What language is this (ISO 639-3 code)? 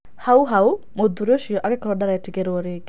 kik